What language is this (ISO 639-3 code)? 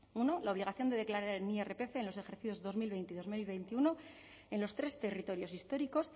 spa